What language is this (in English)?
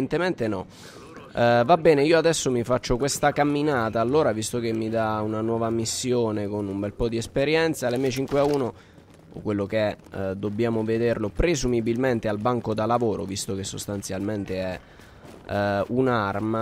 Italian